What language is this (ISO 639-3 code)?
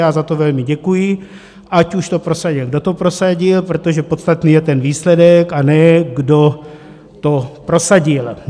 ces